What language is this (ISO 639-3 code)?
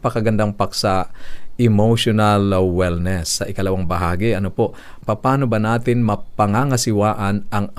fil